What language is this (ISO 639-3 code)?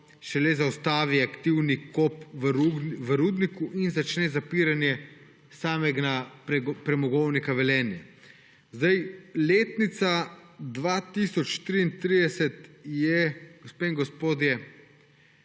slv